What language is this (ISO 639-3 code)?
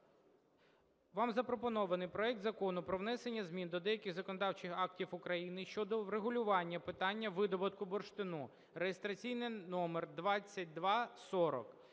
ukr